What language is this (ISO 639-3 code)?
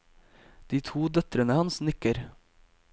nor